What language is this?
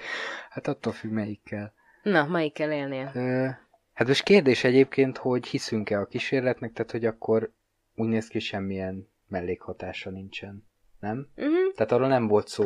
Hungarian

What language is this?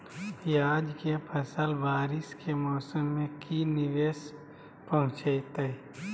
Magahi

